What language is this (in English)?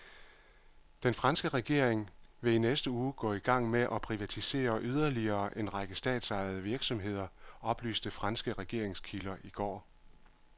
Danish